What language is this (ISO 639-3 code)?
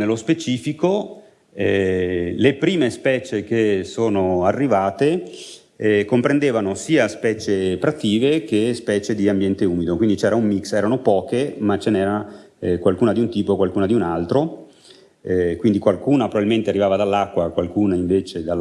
ita